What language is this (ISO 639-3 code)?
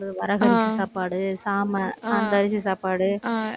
tam